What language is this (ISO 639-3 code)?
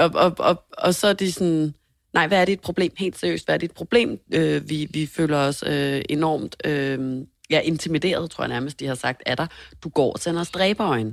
dan